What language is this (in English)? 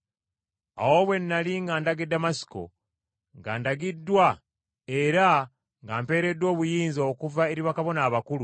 Ganda